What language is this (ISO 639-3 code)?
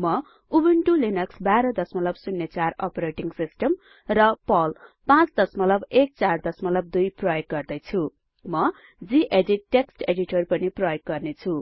nep